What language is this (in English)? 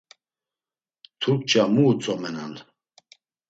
Laz